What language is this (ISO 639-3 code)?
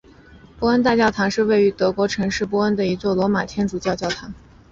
zho